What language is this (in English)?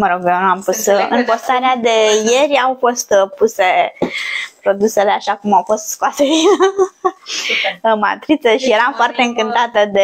Romanian